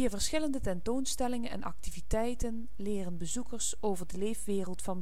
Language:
Dutch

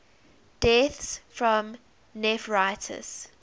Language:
English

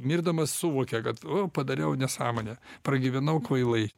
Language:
Lithuanian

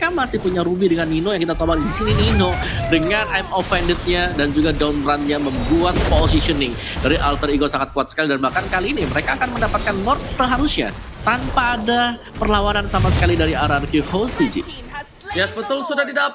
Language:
Indonesian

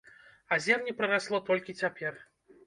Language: Belarusian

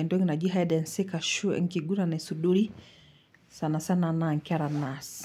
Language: Masai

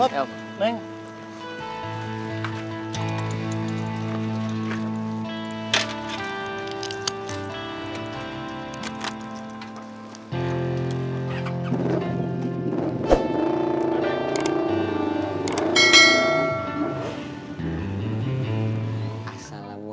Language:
Indonesian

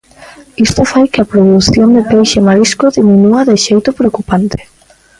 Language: Galician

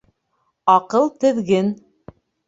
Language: Bashkir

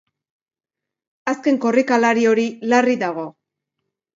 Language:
Basque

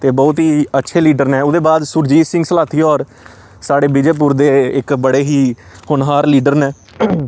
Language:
Dogri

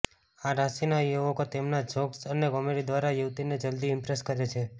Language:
Gujarati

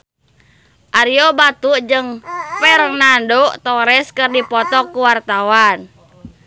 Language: Sundanese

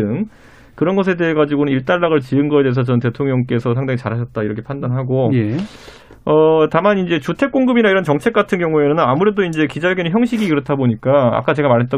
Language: Korean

